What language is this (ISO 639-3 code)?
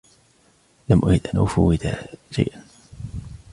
ara